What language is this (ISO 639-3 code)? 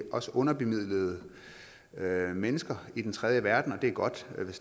dan